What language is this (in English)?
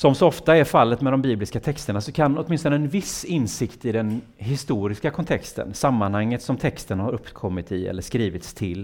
Swedish